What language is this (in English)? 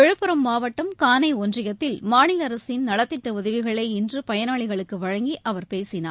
Tamil